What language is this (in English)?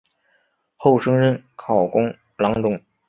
Chinese